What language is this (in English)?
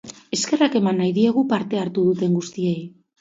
Basque